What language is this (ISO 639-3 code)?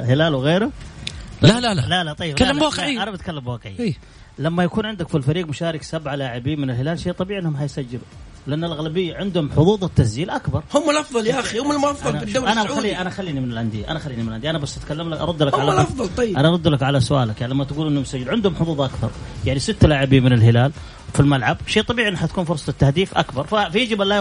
ara